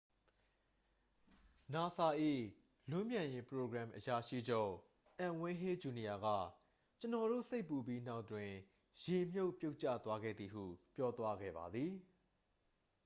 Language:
Burmese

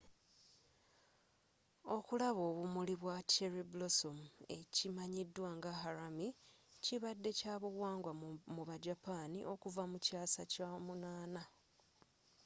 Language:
Ganda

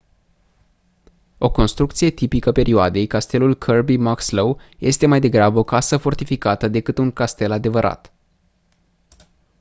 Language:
Romanian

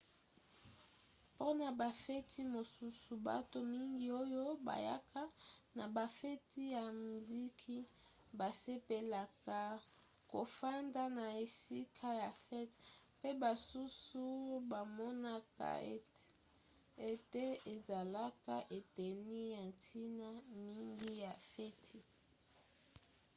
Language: Lingala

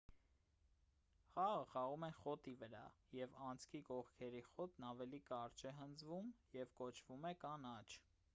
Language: Armenian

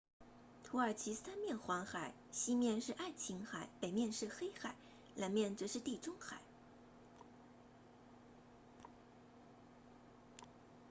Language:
Chinese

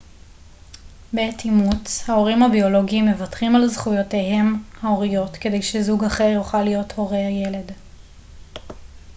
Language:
Hebrew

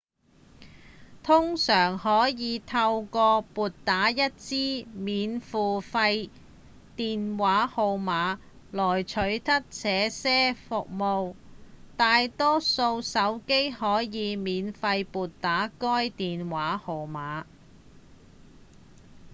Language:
Cantonese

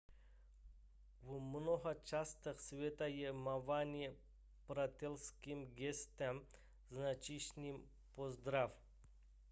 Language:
Czech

